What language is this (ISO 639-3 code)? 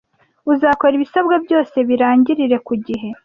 kin